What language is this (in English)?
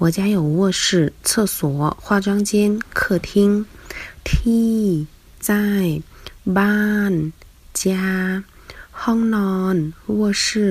Chinese